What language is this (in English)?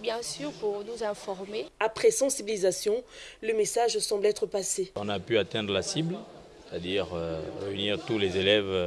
French